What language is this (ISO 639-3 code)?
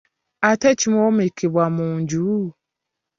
lug